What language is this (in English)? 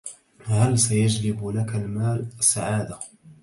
Arabic